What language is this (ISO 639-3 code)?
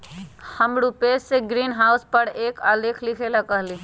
mag